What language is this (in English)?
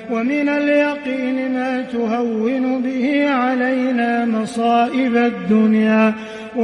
Arabic